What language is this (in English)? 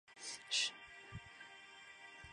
Chinese